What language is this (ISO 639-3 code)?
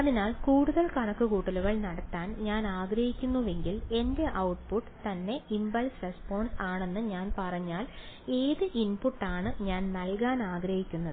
mal